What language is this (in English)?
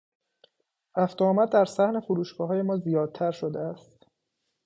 Persian